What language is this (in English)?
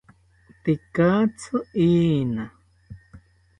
South Ucayali Ashéninka